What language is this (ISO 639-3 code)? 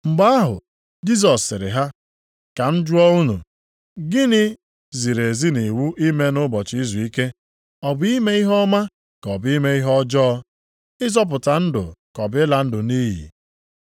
ibo